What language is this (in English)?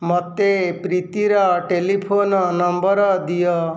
Odia